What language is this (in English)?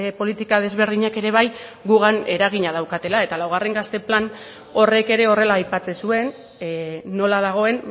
Basque